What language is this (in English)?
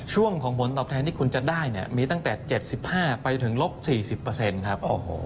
Thai